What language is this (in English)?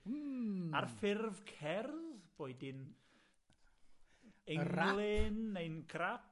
Welsh